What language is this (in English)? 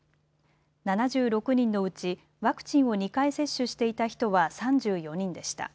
Japanese